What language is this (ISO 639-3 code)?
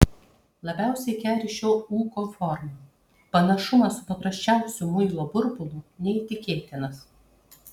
lit